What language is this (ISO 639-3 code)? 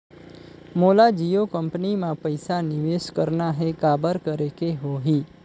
hne